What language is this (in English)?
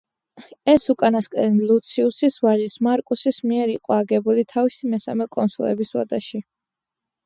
Georgian